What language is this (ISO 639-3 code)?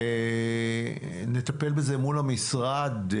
heb